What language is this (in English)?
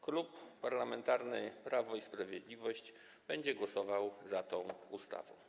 Polish